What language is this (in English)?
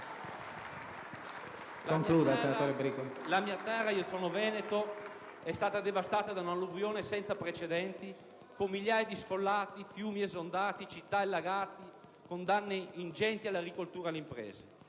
Italian